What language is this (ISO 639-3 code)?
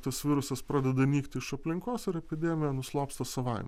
lit